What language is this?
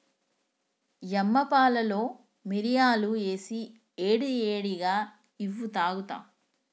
Telugu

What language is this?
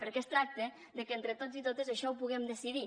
Catalan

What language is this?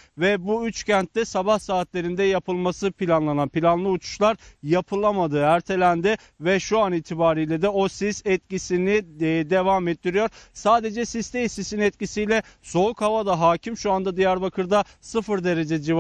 Turkish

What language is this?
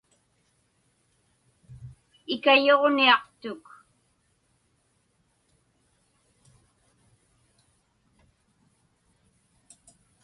Inupiaq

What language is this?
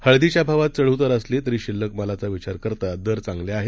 Marathi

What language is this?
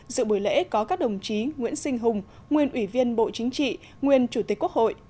Vietnamese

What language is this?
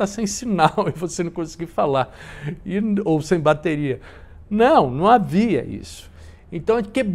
Portuguese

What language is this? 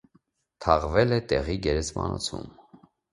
Armenian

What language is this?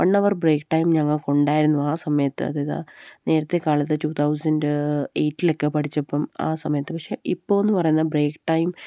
Malayalam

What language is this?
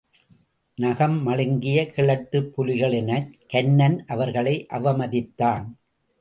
Tamil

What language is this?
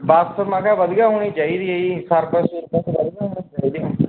Punjabi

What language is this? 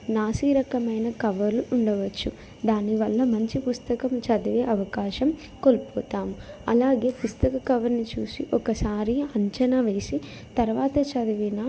Telugu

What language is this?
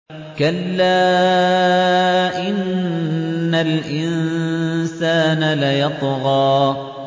Arabic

